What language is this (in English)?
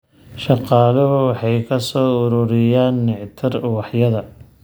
Somali